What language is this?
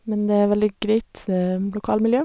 Norwegian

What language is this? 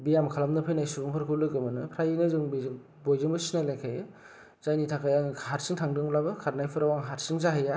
Bodo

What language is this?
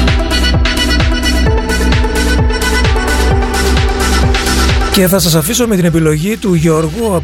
Greek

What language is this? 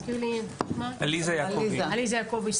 Hebrew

